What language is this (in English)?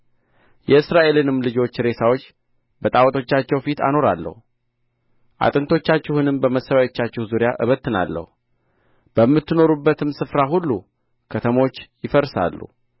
Amharic